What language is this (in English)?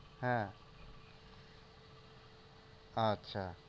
Bangla